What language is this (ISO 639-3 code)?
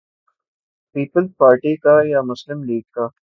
urd